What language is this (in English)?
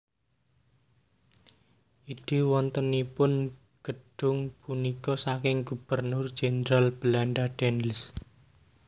Javanese